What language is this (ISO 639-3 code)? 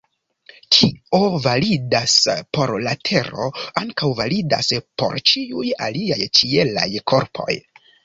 epo